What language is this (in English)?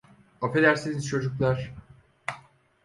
Turkish